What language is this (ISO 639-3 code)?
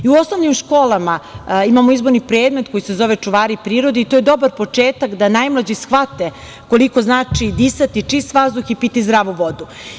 srp